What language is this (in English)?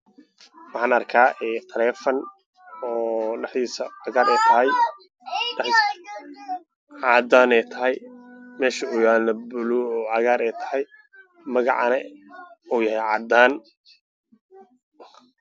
Somali